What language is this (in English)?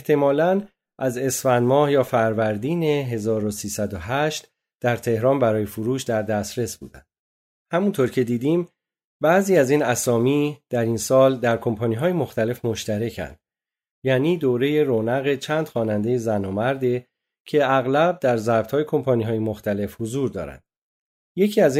Persian